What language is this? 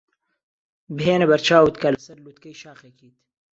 Central Kurdish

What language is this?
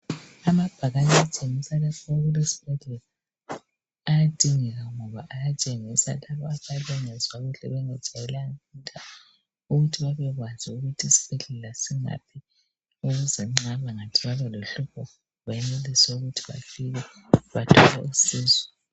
North Ndebele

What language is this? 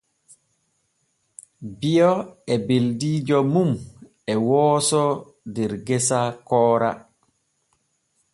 Borgu Fulfulde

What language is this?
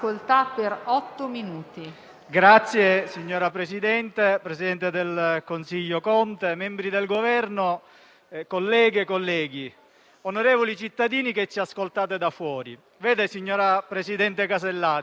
Italian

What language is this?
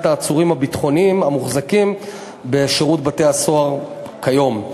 Hebrew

